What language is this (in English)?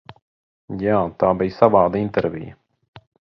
Latvian